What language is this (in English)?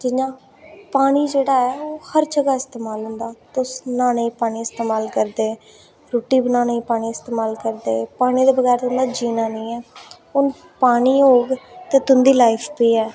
Dogri